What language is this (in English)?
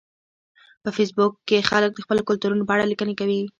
Pashto